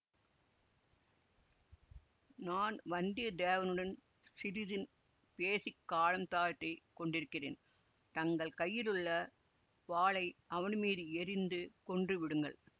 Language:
Tamil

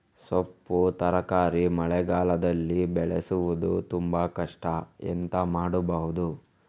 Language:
Kannada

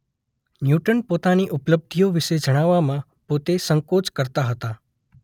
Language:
Gujarati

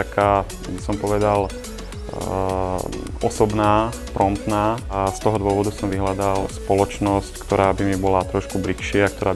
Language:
Slovak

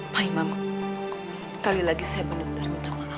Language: Indonesian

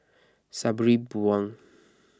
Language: English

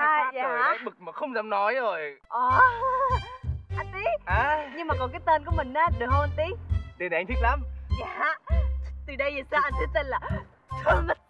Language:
Vietnamese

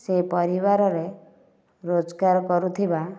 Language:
Odia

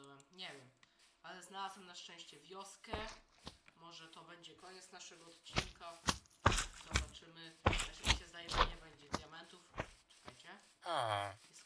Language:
Polish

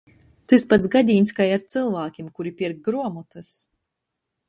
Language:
Latgalian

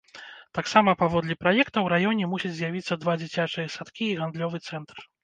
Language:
Belarusian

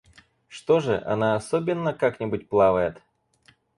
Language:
Russian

